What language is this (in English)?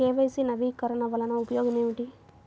Telugu